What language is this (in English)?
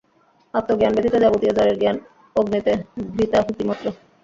Bangla